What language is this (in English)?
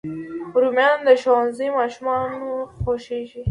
Pashto